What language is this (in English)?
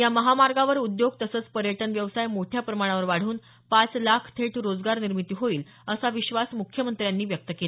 Marathi